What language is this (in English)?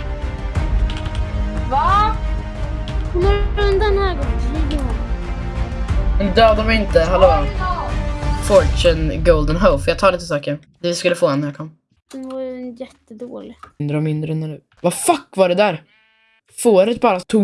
Swedish